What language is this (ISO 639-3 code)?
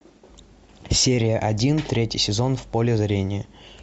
rus